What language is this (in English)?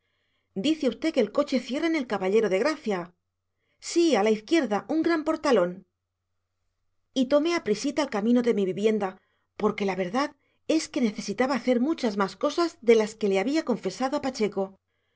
Spanish